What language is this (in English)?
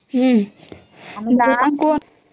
Odia